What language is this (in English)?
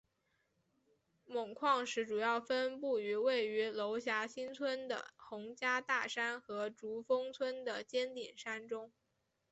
Chinese